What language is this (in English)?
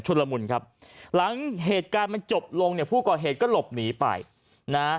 Thai